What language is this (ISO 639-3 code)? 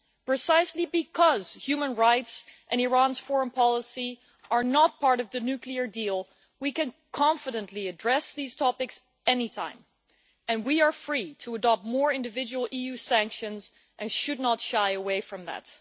eng